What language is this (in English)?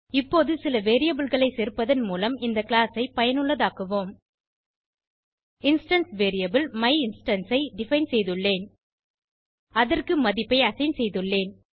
Tamil